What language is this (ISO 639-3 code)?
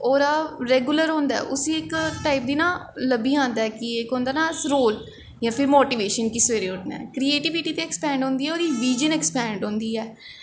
doi